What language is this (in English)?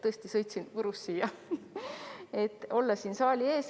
Estonian